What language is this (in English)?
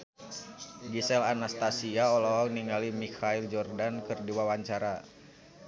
Sundanese